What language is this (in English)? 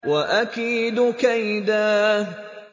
Arabic